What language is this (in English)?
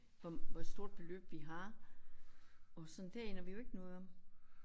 Danish